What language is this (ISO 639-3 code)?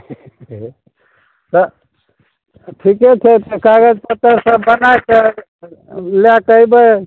mai